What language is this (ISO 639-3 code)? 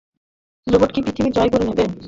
ben